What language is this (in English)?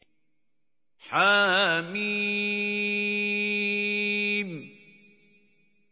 Arabic